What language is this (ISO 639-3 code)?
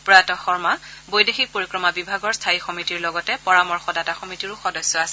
asm